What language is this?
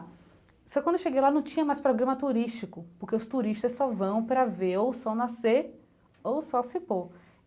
Portuguese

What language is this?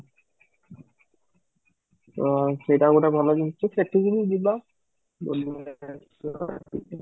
Odia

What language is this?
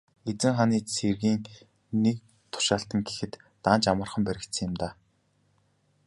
Mongolian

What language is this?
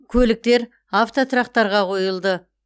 Kazakh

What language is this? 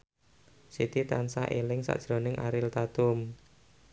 Javanese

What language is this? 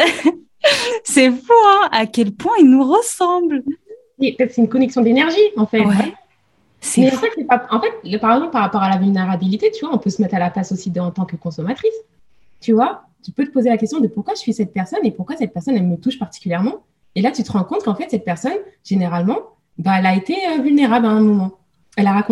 French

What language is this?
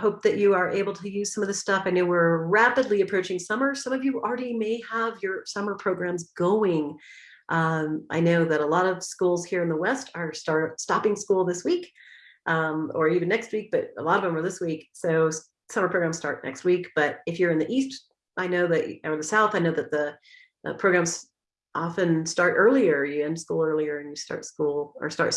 English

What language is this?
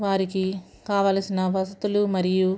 Telugu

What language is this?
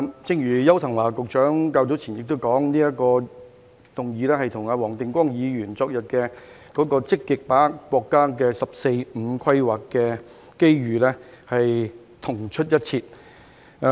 Cantonese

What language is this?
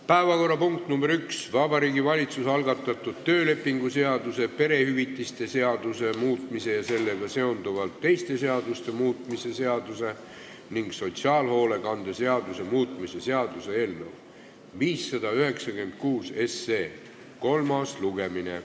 Estonian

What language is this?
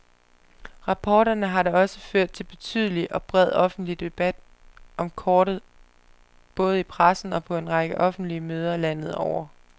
Danish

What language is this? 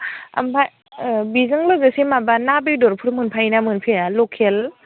Bodo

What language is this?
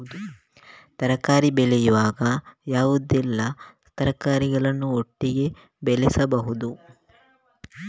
Kannada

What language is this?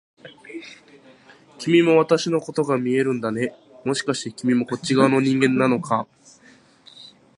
Japanese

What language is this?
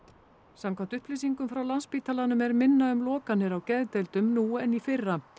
Icelandic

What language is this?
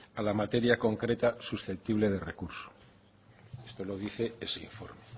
Spanish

